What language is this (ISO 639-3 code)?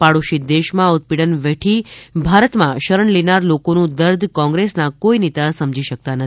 guj